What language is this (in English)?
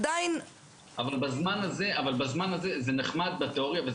Hebrew